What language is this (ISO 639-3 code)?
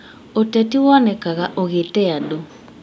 kik